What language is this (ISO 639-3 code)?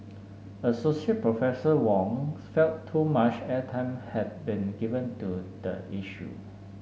eng